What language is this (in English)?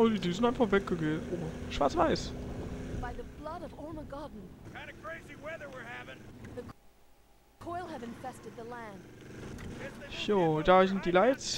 German